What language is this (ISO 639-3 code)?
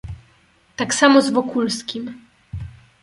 pol